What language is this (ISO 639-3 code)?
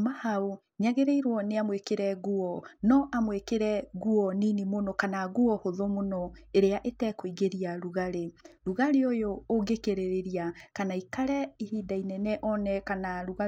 kik